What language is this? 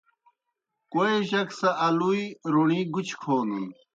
Kohistani Shina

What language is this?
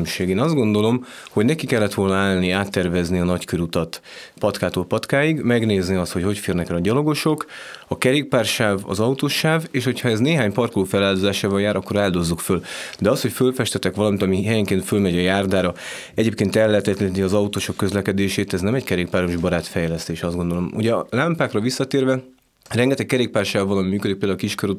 Hungarian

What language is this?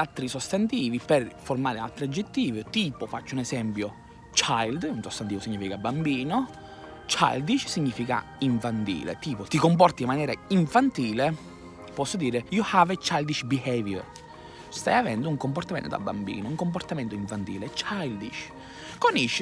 Italian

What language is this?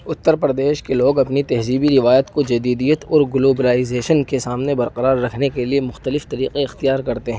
Urdu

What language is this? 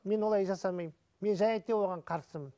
Kazakh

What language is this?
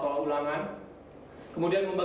Indonesian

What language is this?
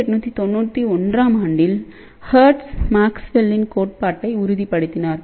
Tamil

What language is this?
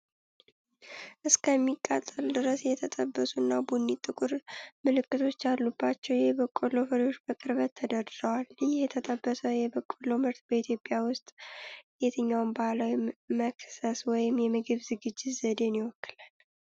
Amharic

